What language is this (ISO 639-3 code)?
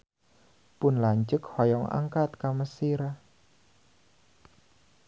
sun